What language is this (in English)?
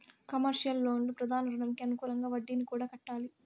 Telugu